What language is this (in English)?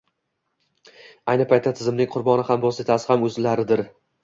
Uzbek